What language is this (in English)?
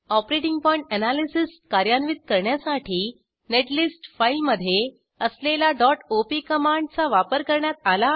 Marathi